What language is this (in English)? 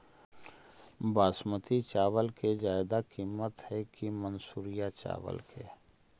Magahi